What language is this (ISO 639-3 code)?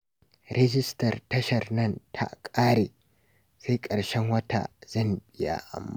hau